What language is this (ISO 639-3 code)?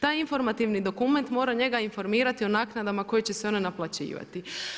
hrv